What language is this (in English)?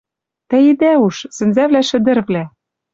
Western Mari